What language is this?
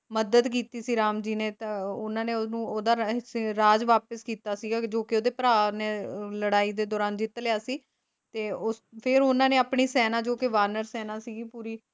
Punjabi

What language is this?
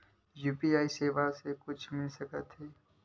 Chhattisgarhi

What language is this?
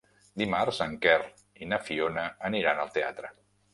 Catalan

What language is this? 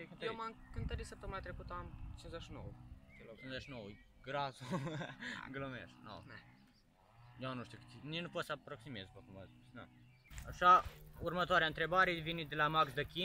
Romanian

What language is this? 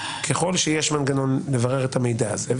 Hebrew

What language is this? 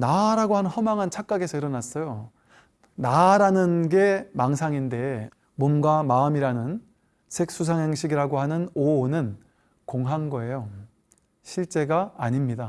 Korean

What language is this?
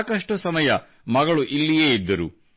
Kannada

